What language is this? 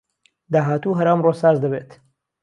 Central Kurdish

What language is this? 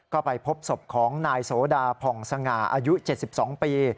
Thai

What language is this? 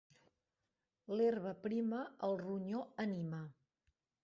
Catalan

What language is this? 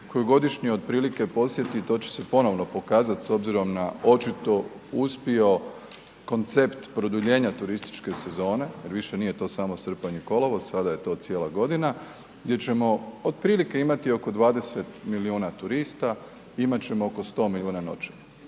Croatian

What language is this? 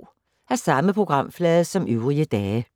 Danish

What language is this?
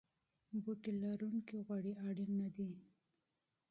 Pashto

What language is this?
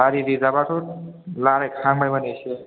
Bodo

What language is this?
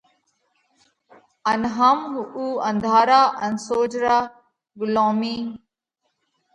Parkari Koli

